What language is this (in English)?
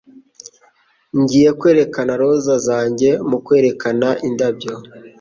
Kinyarwanda